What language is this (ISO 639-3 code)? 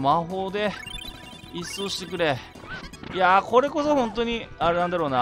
jpn